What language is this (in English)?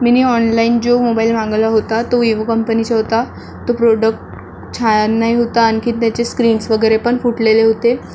Marathi